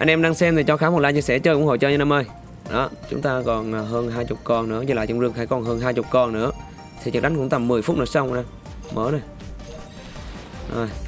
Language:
Vietnamese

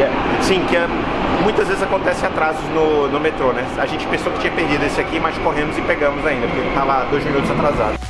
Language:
Portuguese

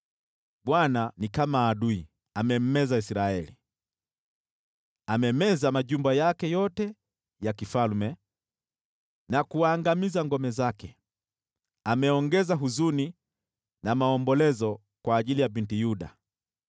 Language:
Swahili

